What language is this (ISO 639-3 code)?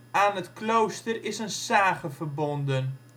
nld